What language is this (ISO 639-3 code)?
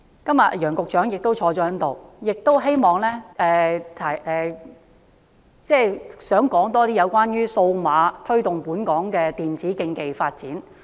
yue